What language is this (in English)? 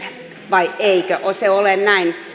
Finnish